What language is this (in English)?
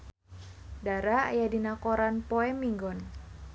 Sundanese